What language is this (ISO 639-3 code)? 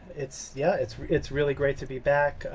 eng